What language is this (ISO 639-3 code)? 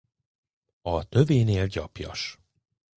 hun